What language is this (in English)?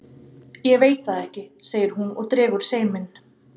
Icelandic